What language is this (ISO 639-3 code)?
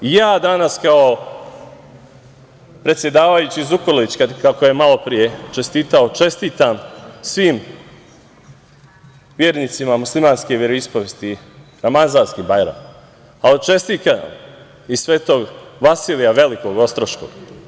srp